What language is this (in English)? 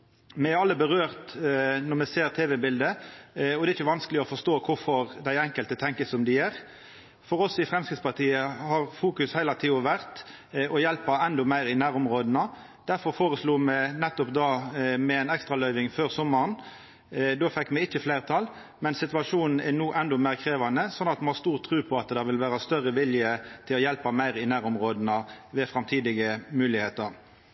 Norwegian Nynorsk